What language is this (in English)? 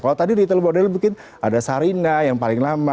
Indonesian